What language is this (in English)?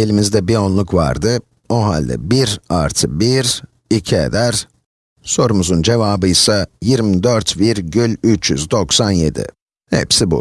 Turkish